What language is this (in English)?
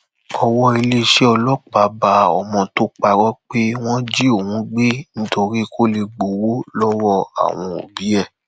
Yoruba